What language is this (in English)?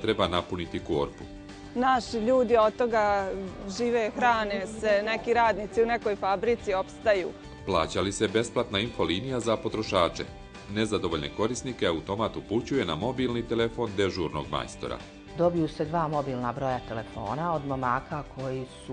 Italian